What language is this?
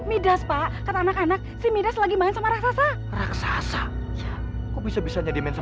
Indonesian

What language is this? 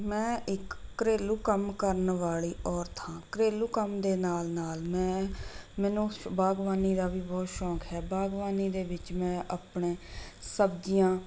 Punjabi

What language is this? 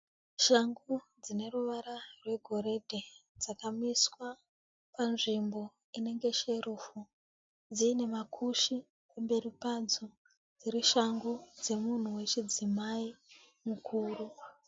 Shona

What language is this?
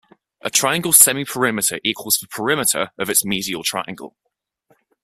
English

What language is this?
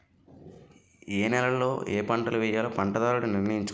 Telugu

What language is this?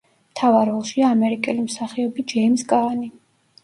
Georgian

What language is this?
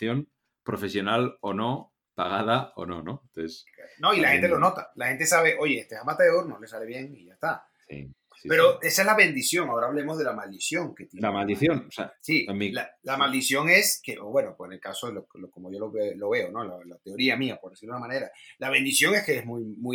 Spanish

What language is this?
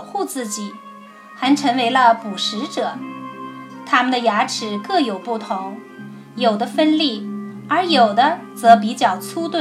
Chinese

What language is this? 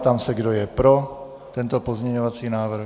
Czech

